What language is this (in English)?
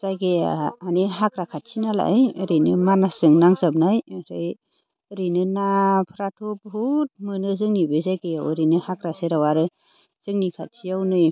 Bodo